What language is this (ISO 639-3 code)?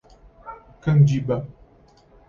por